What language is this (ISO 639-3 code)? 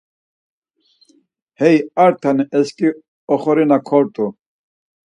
lzz